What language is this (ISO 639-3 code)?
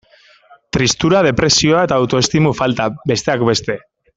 eus